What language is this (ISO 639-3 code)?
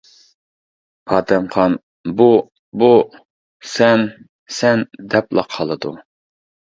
uig